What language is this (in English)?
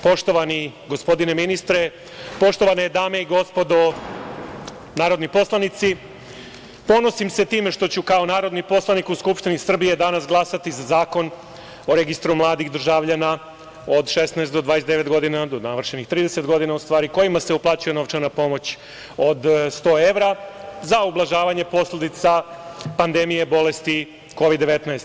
Serbian